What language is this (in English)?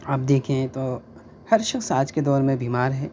Urdu